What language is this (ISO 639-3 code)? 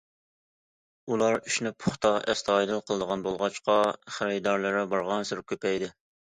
uig